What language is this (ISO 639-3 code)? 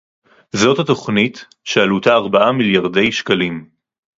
heb